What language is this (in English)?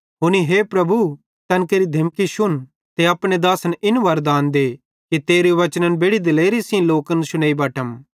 Bhadrawahi